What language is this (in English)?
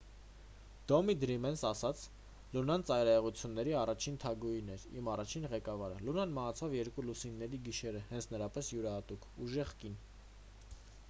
Armenian